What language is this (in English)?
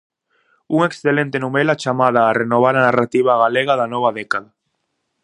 Galician